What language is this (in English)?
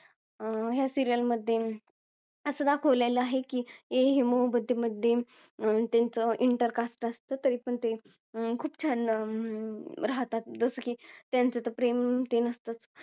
Marathi